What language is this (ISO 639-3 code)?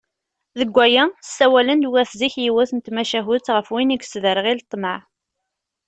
kab